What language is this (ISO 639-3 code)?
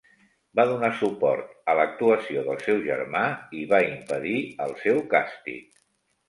cat